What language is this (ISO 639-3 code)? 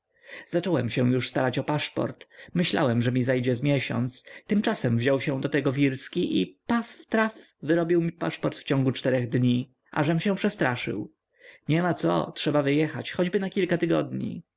pol